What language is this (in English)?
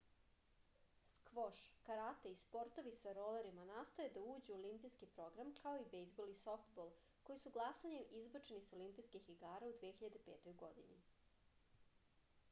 Serbian